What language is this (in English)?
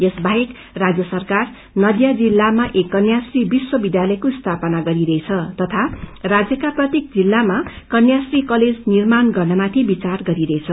Nepali